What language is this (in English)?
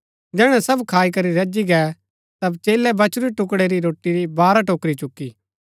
Gaddi